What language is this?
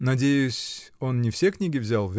Russian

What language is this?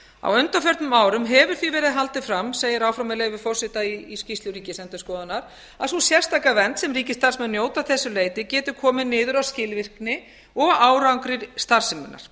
Icelandic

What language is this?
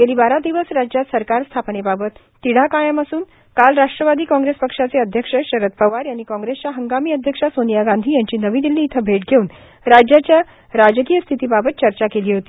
Marathi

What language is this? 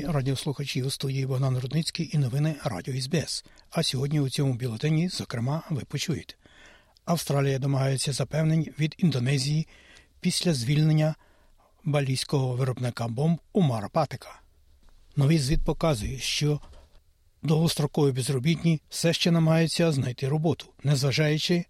Ukrainian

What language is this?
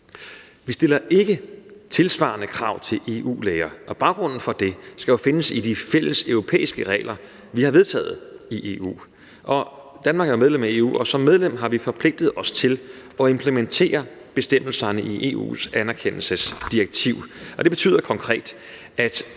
Danish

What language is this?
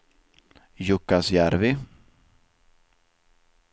Swedish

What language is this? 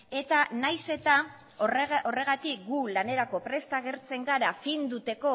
Basque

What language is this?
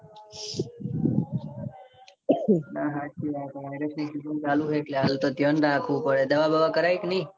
Gujarati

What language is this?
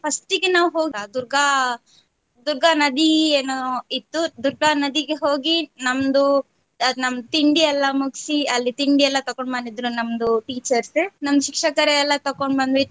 Kannada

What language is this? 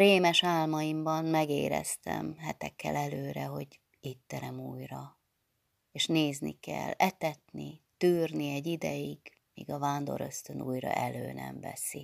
Hungarian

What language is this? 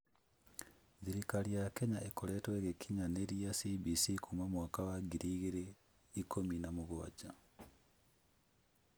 Kikuyu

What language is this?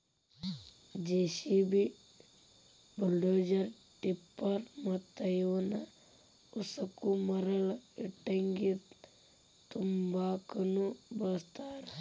Kannada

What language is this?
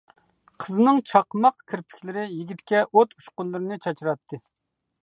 Uyghur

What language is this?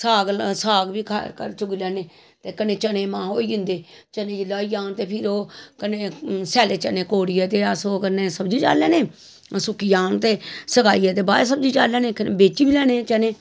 Dogri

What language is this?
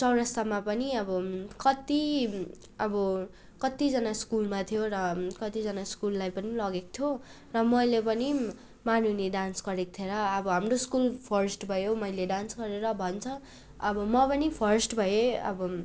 Nepali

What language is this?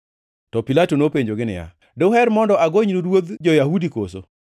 Luo (Kenya and Tanzania)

